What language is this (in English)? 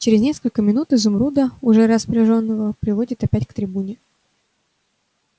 Russian